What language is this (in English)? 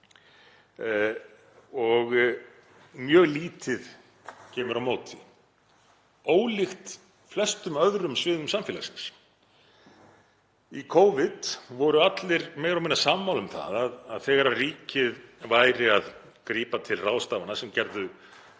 Icelandic